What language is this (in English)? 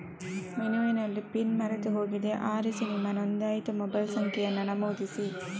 Kannada